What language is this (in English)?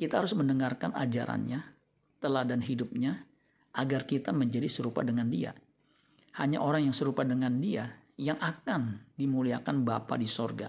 Indonesian